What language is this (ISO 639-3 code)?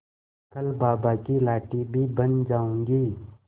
hin